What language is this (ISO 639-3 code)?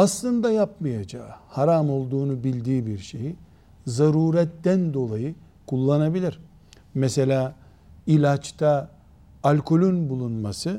tur